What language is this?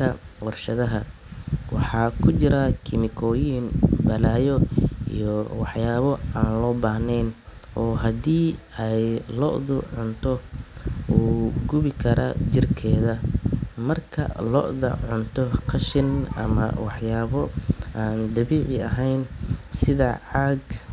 Somali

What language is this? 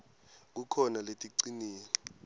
Swati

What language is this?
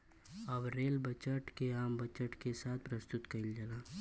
Bhojpuri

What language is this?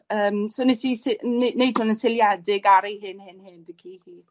Welsh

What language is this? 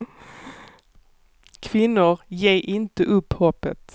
Swedish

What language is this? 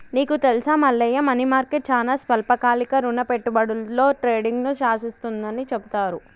Telugu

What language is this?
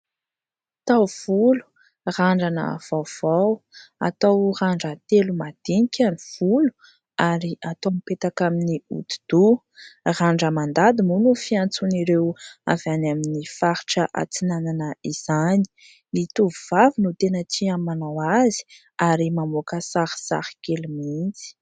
Malagasy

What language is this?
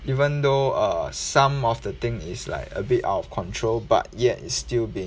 English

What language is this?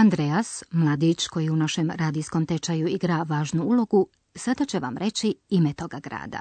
Croatian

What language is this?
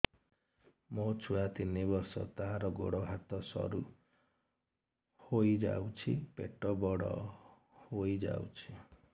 Odia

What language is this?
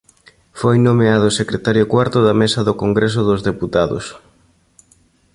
Galician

